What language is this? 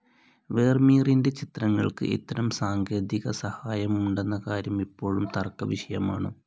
Malayalam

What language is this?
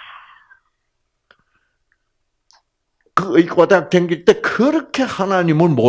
Korean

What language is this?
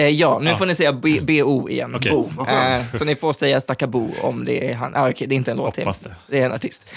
Swedish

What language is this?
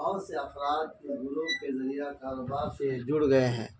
Urdu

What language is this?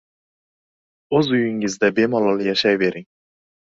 Uzbek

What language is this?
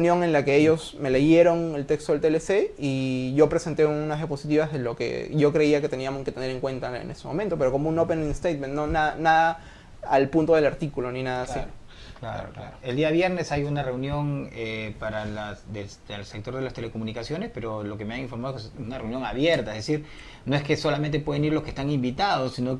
Spanish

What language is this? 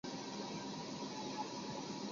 Chinese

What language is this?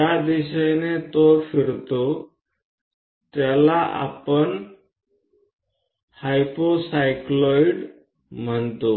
Marathi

